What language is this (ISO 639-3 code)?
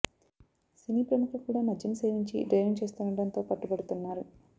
tel